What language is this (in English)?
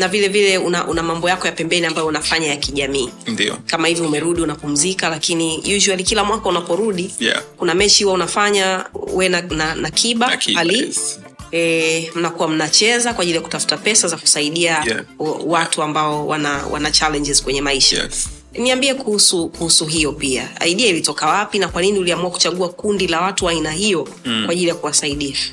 Swahili